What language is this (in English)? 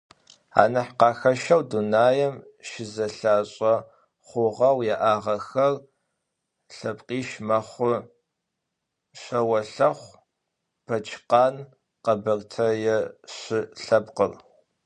Adyghe